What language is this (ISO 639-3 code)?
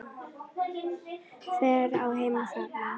isl